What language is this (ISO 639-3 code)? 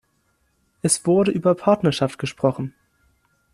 deu